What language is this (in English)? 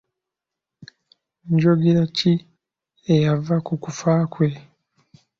Ganda